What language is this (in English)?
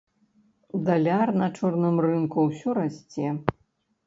Belarusian